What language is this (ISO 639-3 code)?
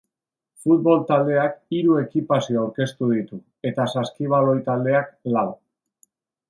eus